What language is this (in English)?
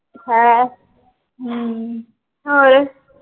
Punjabi